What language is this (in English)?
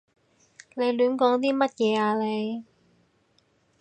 Cantonese